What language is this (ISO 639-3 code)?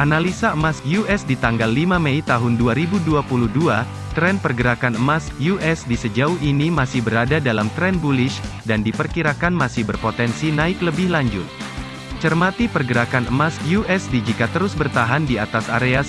ind